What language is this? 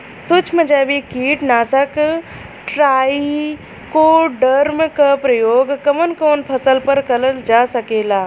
Bhojpuri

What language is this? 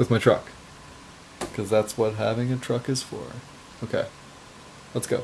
English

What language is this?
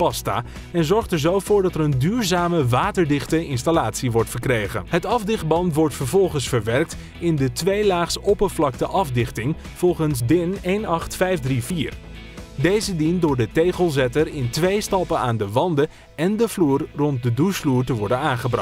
Dutch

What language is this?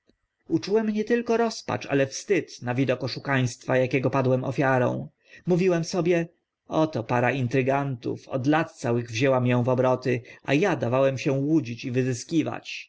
Polish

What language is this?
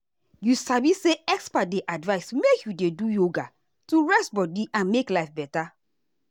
Nigerian Pidgin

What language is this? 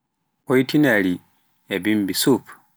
Pular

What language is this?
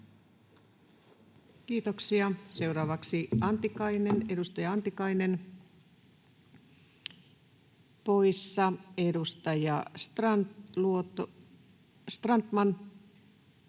Finnish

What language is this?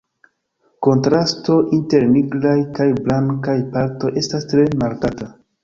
Esperanto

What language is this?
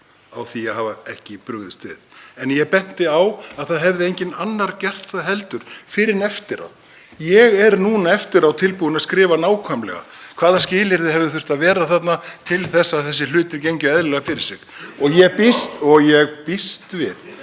Icelandic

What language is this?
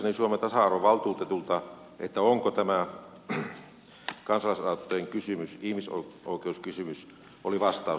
Finnish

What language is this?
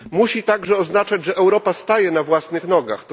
Polish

